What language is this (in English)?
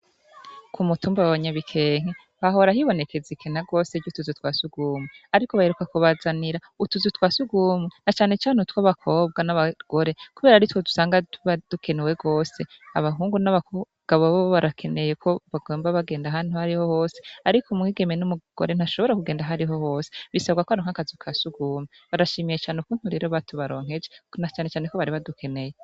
Rundi